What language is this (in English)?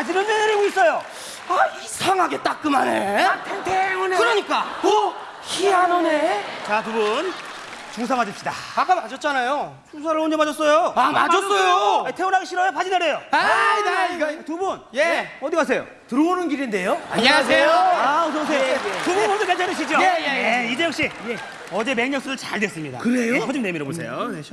Korean